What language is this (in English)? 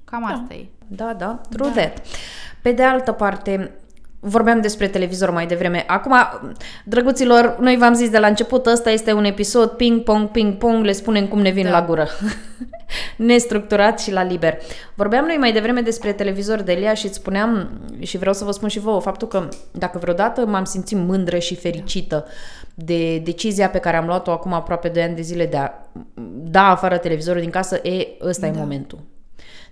Romanian